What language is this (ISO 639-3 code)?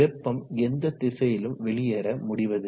tam